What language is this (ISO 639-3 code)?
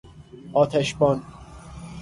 fas